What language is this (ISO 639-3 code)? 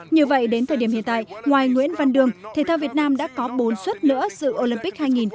vie